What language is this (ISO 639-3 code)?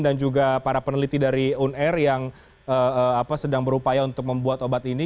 ind